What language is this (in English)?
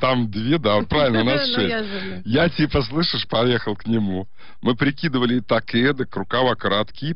Russian